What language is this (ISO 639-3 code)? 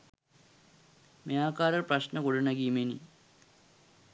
sin